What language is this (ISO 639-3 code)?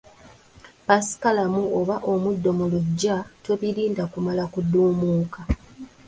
lug